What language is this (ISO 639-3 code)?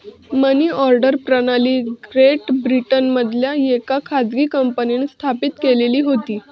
mar